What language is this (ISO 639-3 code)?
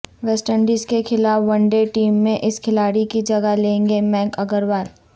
urd